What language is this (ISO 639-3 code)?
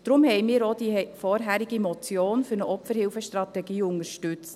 gsw